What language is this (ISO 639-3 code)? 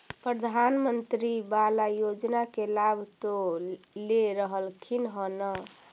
mag